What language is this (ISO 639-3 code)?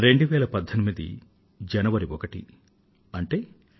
tel